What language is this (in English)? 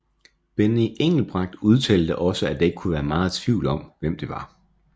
Danish